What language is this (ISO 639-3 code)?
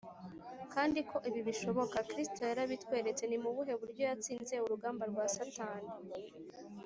kin